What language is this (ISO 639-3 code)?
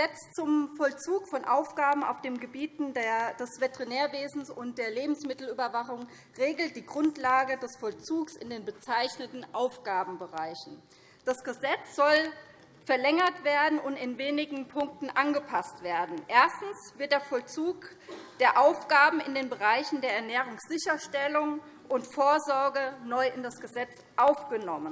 deu